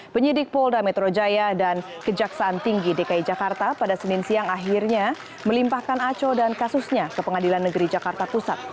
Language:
Indonesian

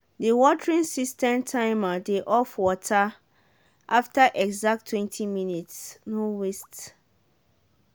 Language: Nigerian Pidgin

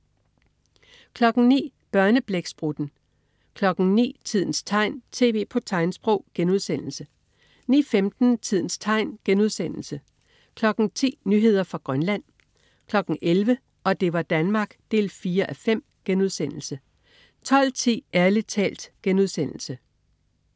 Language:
Danish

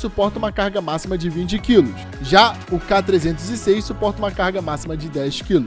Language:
Portuguese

